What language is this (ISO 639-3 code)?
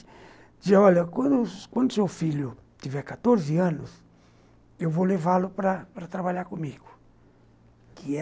por